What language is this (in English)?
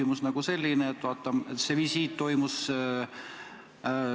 Estonian